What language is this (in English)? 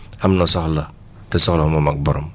Wolof